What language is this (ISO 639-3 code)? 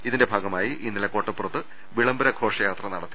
mal